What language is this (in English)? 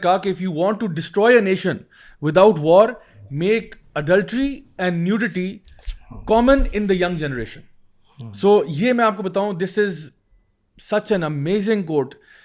Urdu